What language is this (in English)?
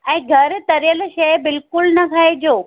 Sindhi